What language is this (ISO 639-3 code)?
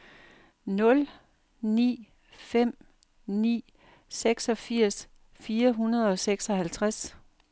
dan